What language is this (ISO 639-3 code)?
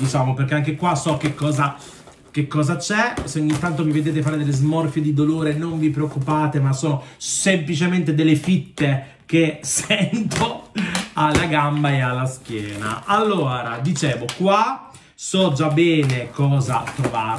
ita